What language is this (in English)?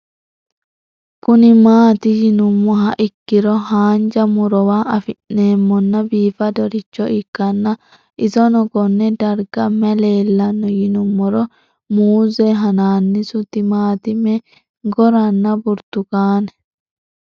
Sidamo